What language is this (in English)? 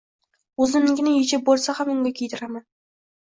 Uzbek